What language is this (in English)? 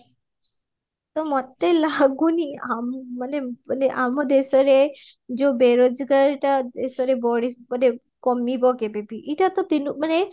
Odia